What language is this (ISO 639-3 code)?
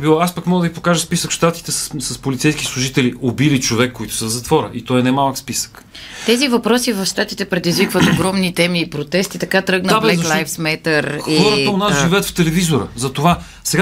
bul